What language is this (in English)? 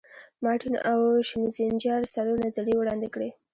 Pashto